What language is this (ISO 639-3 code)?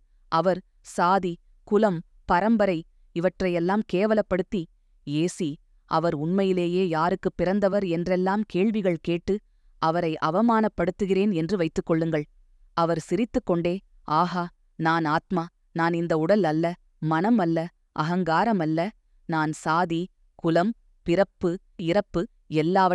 tam